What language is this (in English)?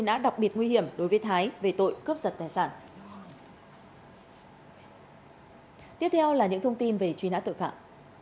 Vietnamese